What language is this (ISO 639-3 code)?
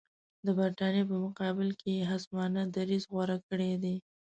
pus